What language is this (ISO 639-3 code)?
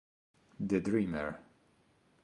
ita